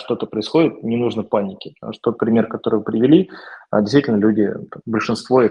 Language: Russian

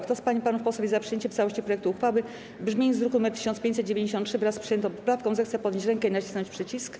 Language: Polish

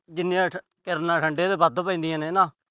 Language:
Punjabi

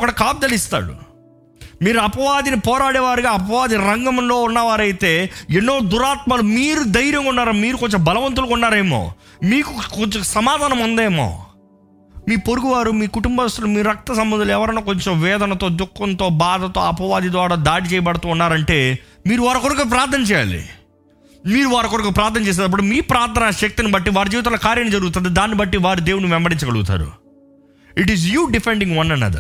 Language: Telugu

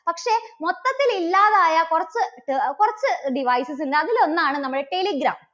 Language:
Malayalam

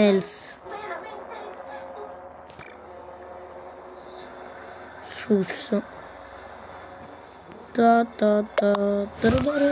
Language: Italian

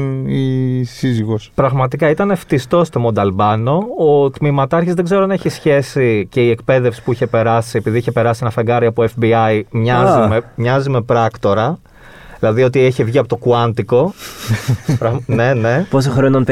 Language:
Greek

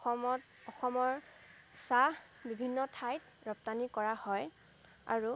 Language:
Assamese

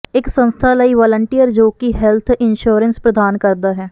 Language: Punjabi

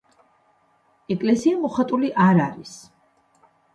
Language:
Georgian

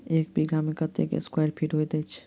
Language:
Maithili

